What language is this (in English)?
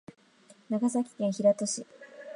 Japanese